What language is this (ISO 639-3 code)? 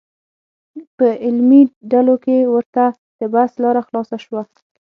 pus